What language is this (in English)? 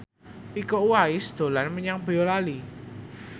Javanese